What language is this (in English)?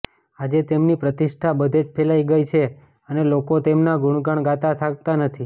Gujarati